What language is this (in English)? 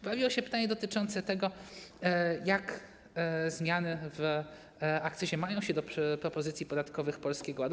Polish